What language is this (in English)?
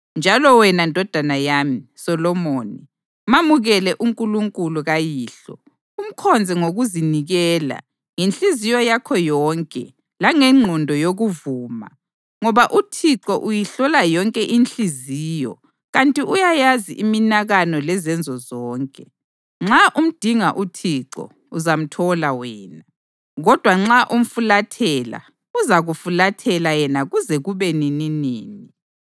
North Ndebele